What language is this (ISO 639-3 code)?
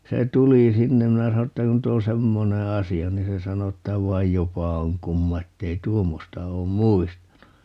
fin